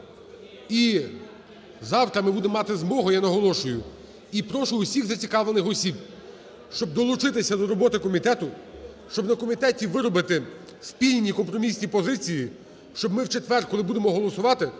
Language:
Ukrainian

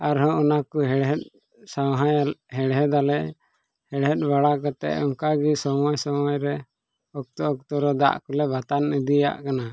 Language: Santali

